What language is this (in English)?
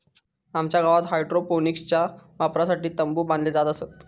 Marathi